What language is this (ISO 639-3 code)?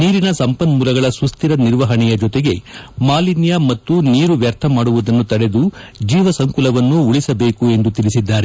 kan